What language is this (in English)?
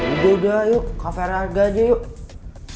Indonesian